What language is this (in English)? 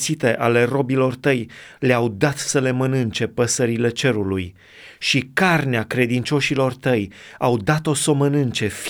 Romanian